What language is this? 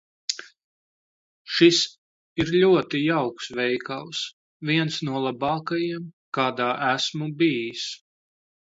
Latvian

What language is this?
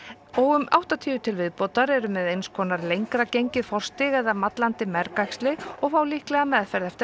Icelandic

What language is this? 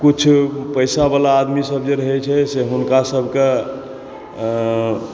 Maithili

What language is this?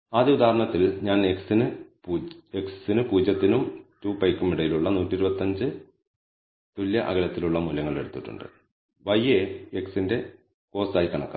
Malayalam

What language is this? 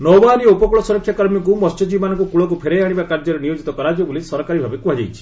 Odia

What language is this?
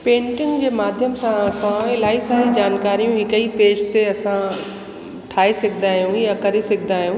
Sindhi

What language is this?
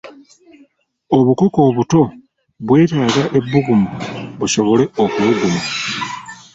Ganda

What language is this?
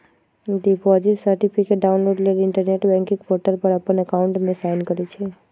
Magahi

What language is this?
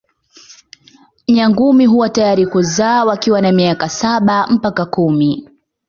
Swahili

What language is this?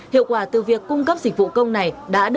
Vietnamese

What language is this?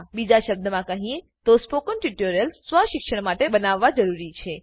Gujarati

